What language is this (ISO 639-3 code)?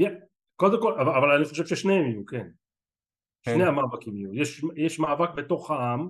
heb